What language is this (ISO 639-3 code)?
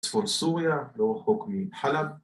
heb